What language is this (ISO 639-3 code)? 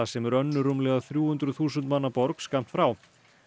isl